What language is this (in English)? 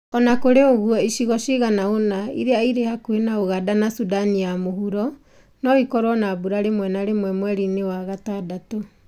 Kikuyu